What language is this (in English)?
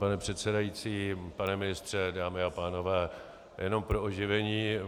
Czech